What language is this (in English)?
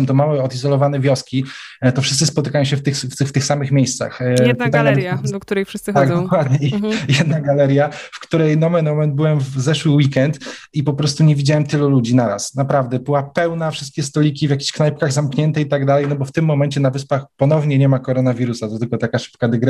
Polish